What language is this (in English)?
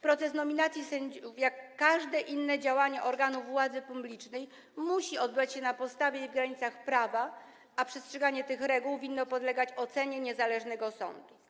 Polish